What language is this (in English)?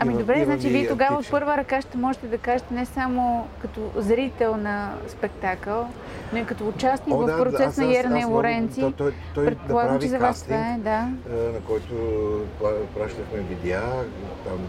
Bulgarian